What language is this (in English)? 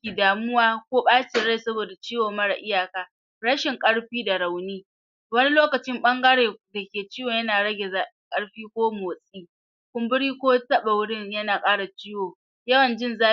Hausa